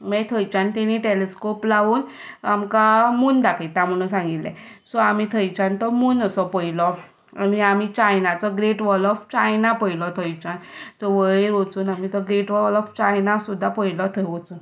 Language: Konkani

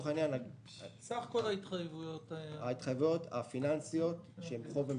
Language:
Hebrew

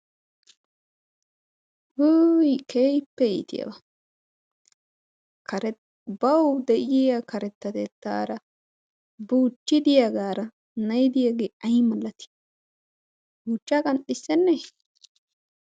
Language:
Wolaytta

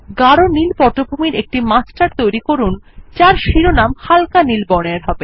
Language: Bangla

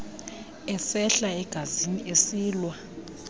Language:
Xhosa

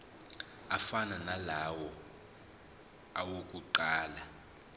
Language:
Zulu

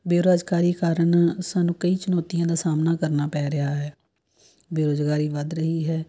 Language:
Punjabi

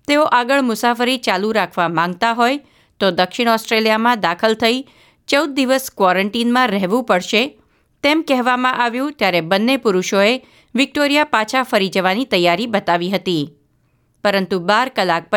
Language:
Gujarati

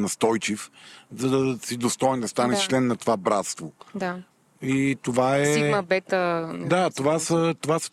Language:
Bulgarian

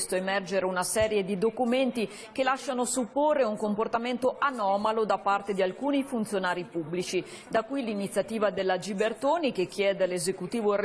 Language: Italian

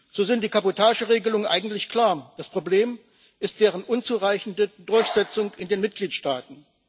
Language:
German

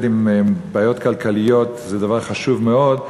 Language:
Hebrew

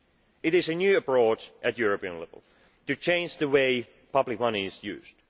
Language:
English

